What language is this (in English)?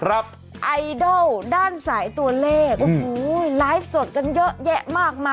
Thai